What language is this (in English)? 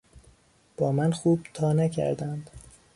Persian